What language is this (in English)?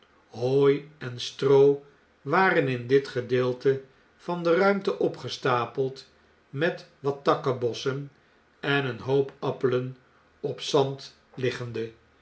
Dutch